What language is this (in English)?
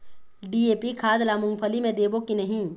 Chhattisgarhi